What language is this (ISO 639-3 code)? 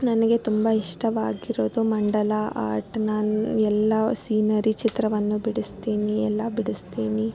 kan